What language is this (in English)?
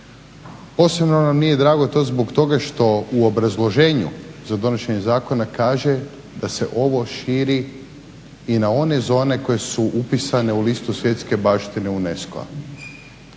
Croatian